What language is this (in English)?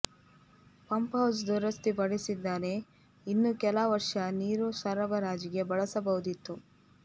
Kannada